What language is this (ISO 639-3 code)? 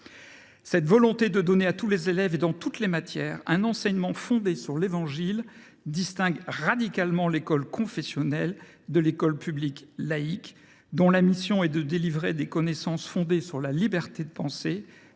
fra